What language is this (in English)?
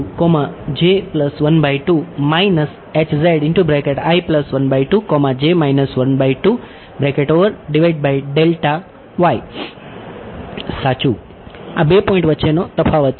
Gujarati